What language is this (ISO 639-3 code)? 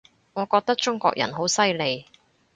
yue